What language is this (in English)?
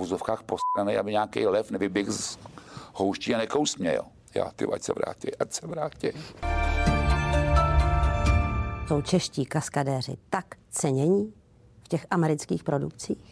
Czech